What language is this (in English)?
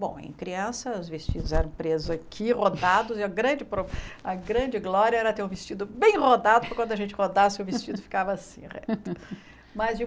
Portuguese